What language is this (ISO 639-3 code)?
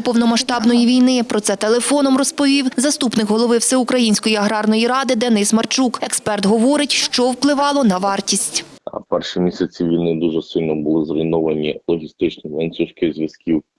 ukr